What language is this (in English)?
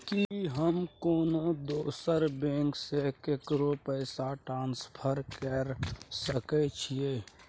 Maithili